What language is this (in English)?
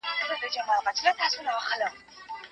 Pashto